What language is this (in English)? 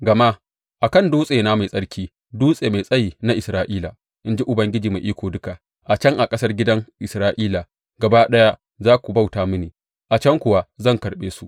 Hausa